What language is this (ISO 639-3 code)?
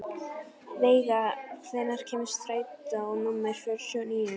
isl